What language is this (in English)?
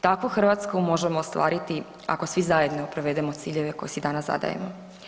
Croatian